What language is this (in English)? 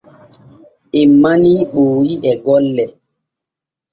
Borgu Fulfulde